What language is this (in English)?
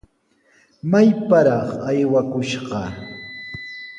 Sihuas Ancash Quechua